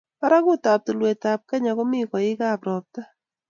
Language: Kalenjin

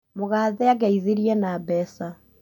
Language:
Kikuyu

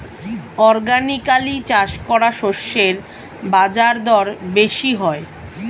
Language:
Bangla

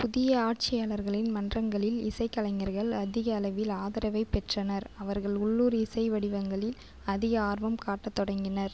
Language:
Tamil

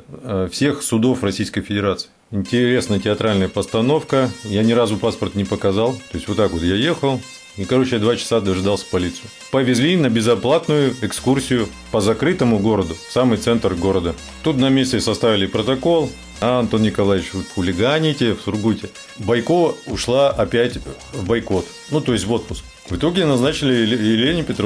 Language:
Russian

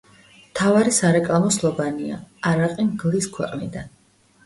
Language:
Georgian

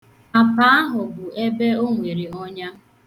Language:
Igbo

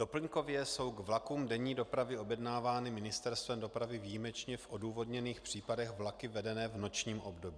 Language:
Czech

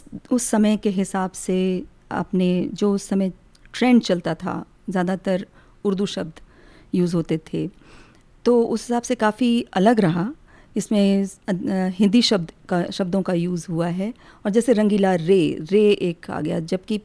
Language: Hindi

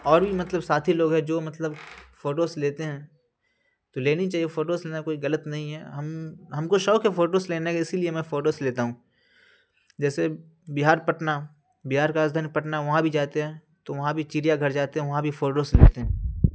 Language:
Urdu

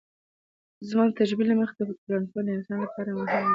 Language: Pashto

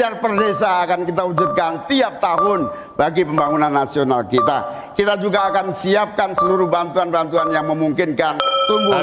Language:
Indonesian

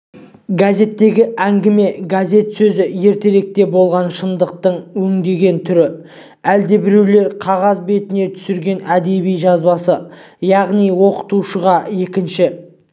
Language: Kazakh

